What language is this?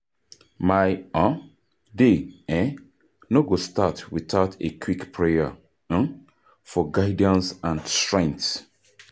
Nigerian Pidgin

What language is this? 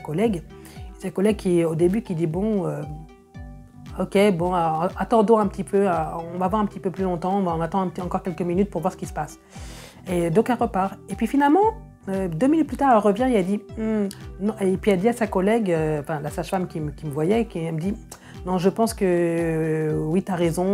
French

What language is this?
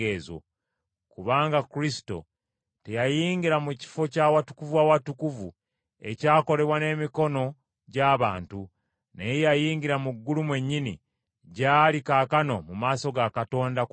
Ganda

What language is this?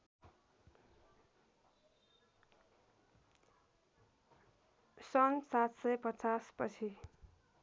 Nepali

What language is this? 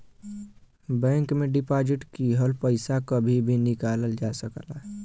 Bhojpuri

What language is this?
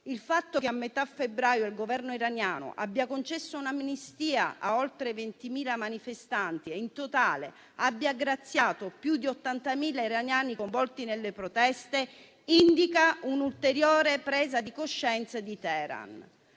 Italian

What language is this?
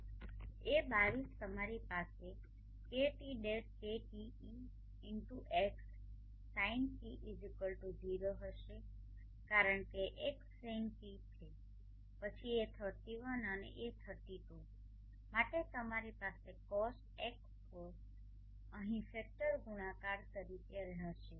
Gujarati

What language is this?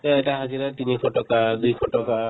Assamese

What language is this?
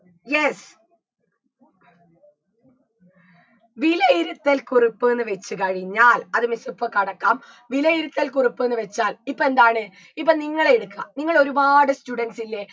Malayalam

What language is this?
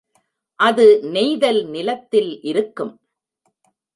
Tamil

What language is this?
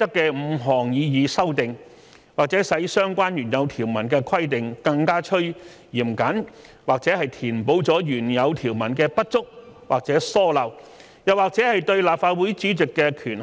Cantonese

